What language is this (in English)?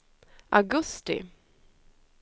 Swedish